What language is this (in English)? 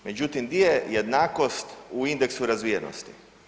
Croatian